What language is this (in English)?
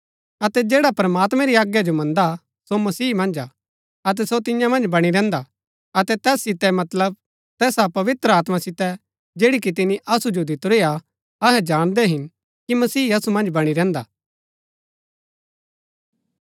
Gaddi